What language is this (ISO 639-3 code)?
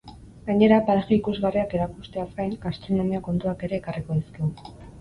eus